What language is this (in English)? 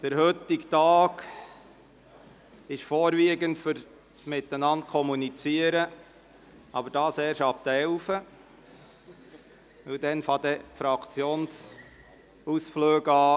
Swiss German